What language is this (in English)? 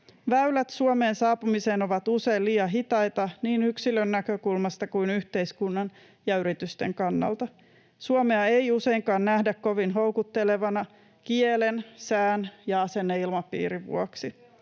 Finnish